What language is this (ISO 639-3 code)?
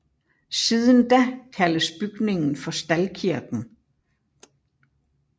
dan